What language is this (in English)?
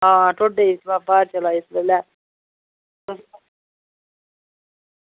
Dogri